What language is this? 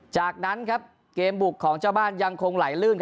Thai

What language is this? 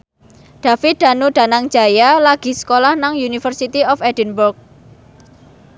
Javanese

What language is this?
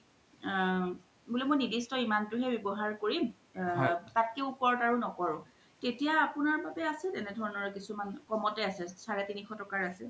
Assamese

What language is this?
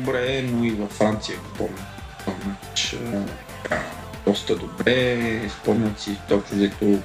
Bulgarian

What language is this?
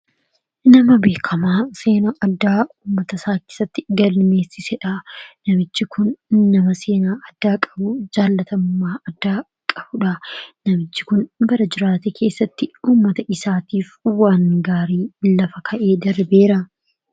Oromo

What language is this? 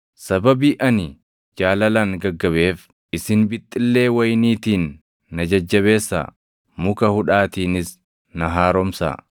Oromo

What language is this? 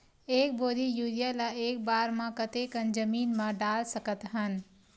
Chhattisgarhi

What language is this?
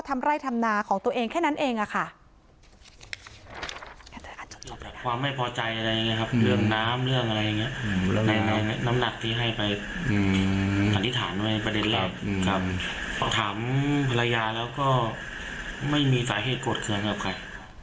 Thai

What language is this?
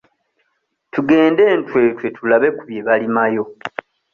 Ganda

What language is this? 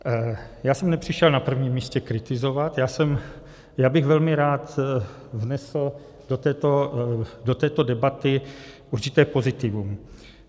Czech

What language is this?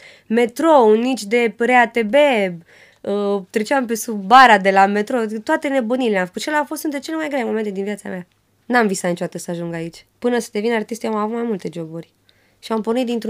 Romanian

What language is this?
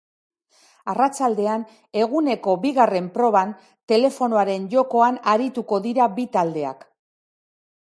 Basque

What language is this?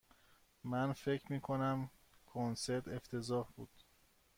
Persian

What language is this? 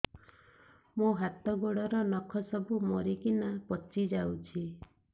Odia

